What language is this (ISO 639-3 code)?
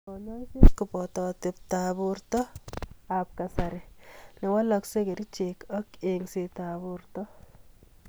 kln